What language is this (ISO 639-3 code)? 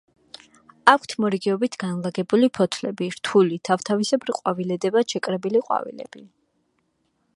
kat